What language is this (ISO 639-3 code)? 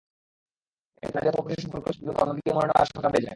ben